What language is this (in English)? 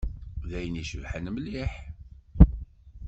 Kabyle